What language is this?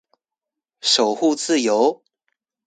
Chinese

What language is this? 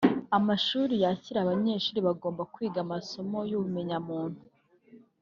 Kinyarwanda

